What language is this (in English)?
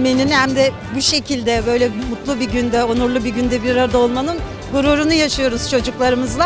Turkish